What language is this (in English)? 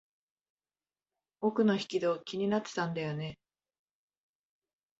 Japanese